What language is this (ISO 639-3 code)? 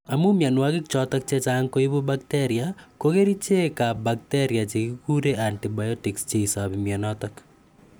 kln